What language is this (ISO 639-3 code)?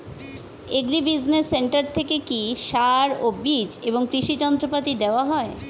ben